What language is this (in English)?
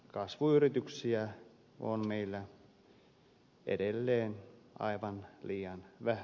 Finnish